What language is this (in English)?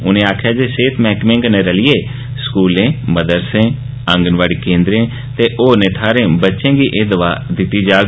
Dogri